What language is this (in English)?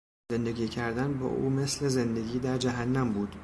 Persian